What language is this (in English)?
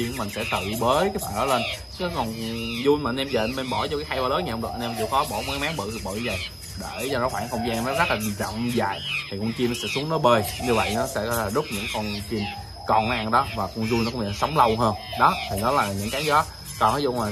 Vietnamese